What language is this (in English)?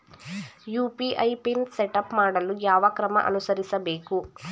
Kannada